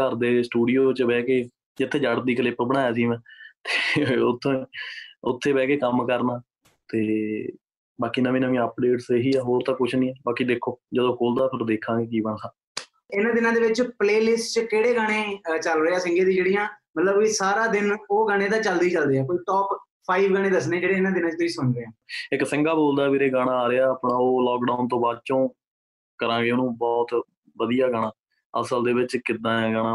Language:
Punjabi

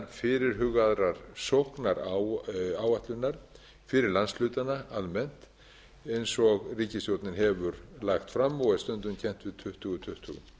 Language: Icelandic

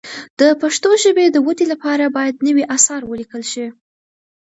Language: Pashto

